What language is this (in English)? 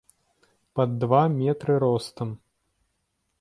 Belarusian